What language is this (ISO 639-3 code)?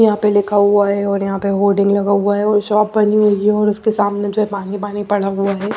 hin